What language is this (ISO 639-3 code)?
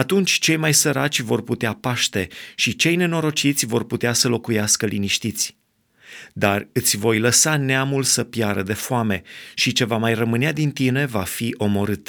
ron